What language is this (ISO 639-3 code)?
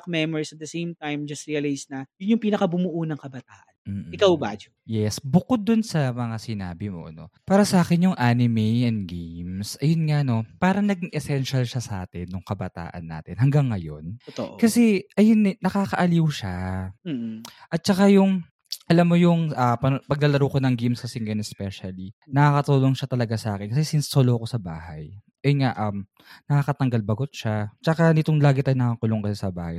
fil